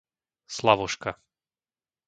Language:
Slovak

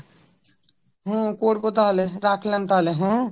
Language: Bangla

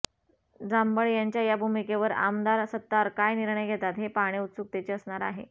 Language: Marathi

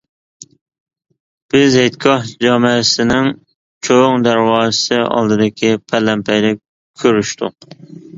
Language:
Uyghur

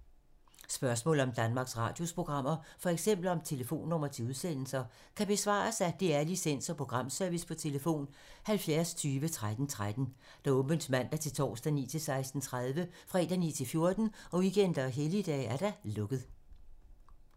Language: Danish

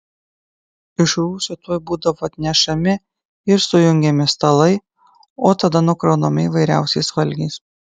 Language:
Lithuanian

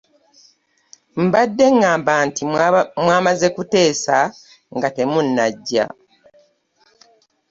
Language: Ganda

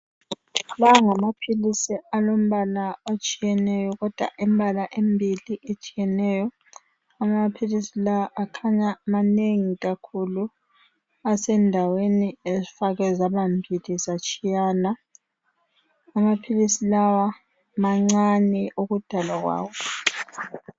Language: North Ndebele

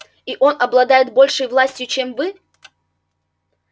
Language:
Russian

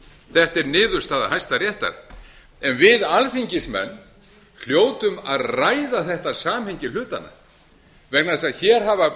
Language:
Icelandic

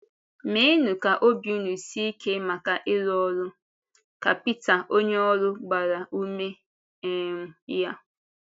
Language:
Igbo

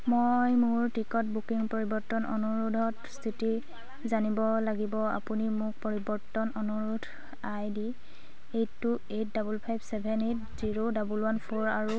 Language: Assamese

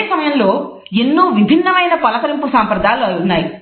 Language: Telugu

